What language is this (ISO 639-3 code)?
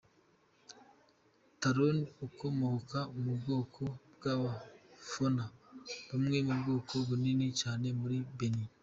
kin